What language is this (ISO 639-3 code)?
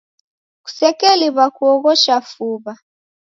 dav